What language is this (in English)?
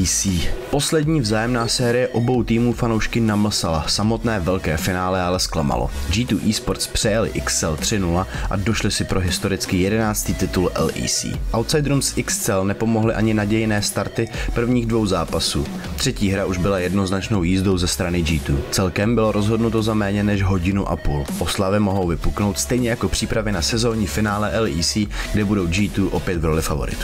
Czech